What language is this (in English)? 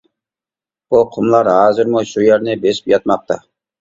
Uyghur